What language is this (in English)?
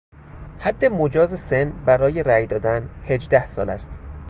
Persian